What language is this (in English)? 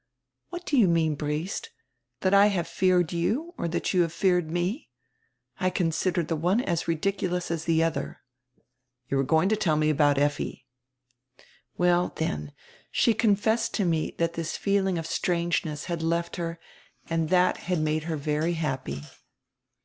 English